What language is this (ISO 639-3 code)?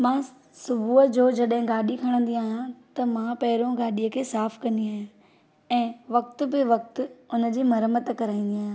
snd